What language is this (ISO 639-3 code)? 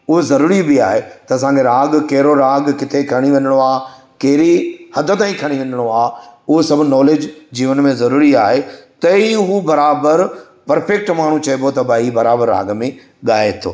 snd